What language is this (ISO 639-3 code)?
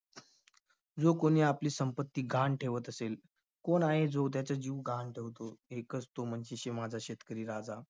mar